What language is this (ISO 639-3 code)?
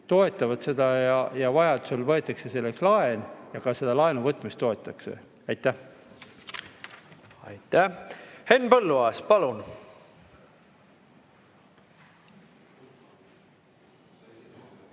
est